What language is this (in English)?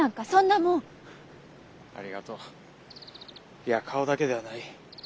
Japanese